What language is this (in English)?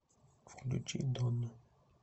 Russian